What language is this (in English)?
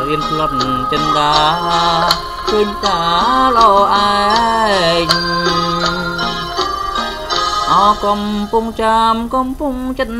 Thai